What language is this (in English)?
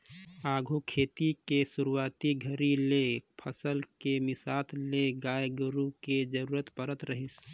Chhattisgarhi